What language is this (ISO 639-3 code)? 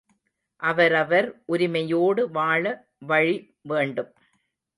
tam